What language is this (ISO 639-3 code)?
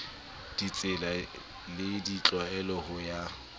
sot